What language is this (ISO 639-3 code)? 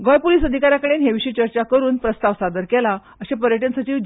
kok